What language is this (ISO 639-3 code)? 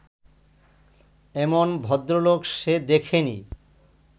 ben